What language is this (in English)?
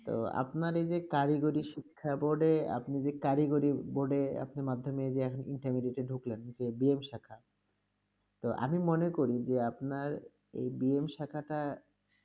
Bangla